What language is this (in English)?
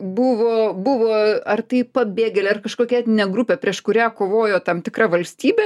Lithuanian